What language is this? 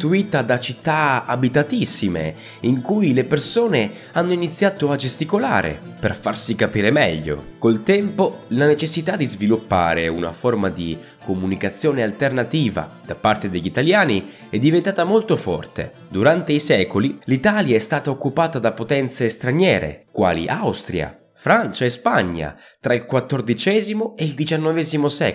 Italian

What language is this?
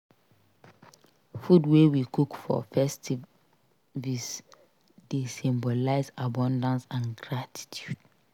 Nigerian Pidgin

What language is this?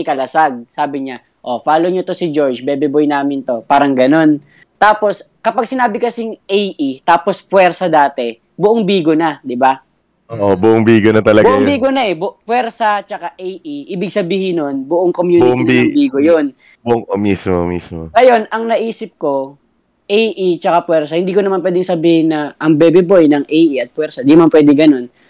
Filipino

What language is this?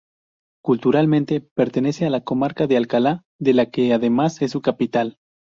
Spanish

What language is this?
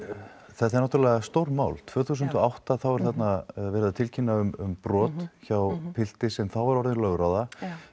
Icelandic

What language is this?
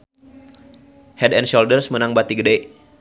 Sundanese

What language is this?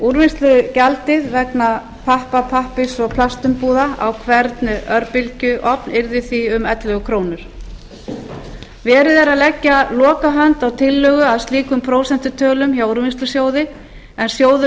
Icelandic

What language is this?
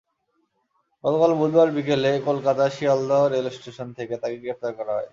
Bangla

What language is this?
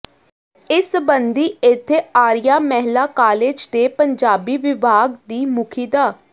Punjabi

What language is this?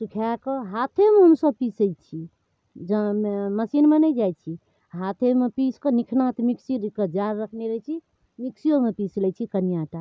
Maithili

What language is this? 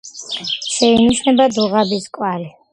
Georgian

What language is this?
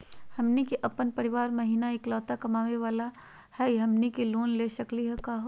Magahi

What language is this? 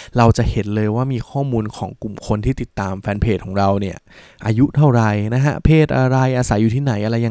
Thai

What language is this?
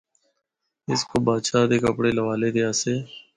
Northern Hindko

